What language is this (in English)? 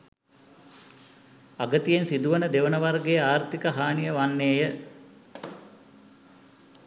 Sinhala